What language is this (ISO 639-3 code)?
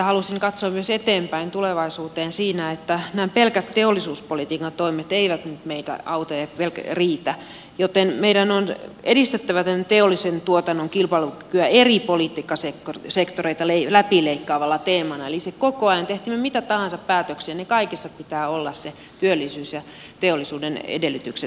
fin